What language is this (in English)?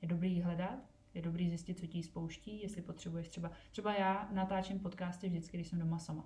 Czech